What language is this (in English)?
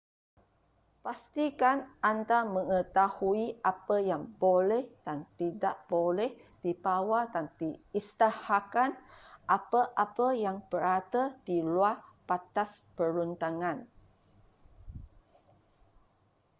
Malay